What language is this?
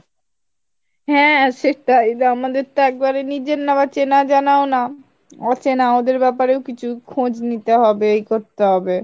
Bangla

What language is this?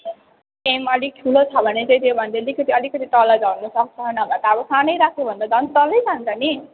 Nepali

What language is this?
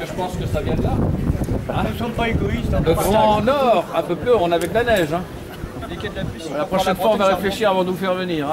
French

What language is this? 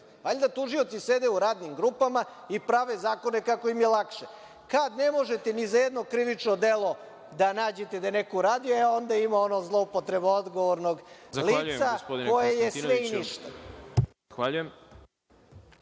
Serbian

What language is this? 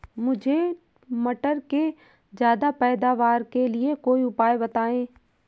Hindi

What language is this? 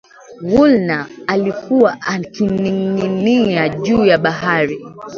Swahili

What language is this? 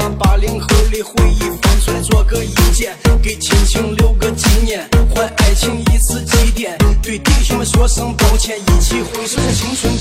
Chinese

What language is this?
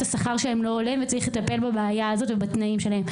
Hebrew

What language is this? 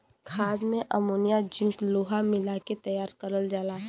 Bhojpuri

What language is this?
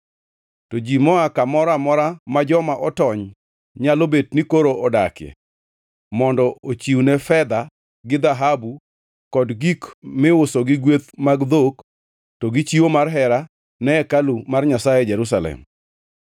Luo (Kenya and Tanzania)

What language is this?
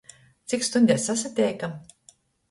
Latgalian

